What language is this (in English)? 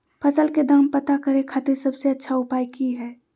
Magahi